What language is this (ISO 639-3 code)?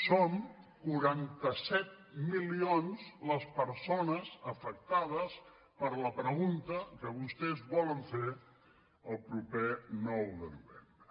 cat